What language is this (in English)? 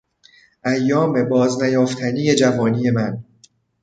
Persian